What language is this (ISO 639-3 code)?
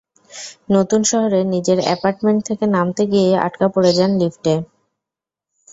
ben